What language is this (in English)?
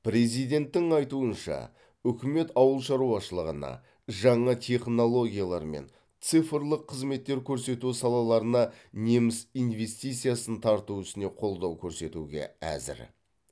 Kazakh